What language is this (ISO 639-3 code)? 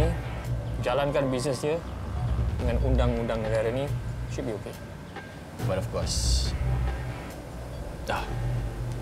msa